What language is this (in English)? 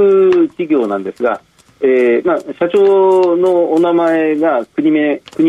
Japanese